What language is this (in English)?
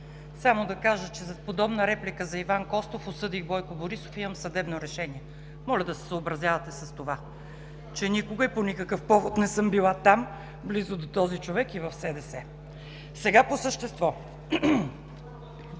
Bulgarian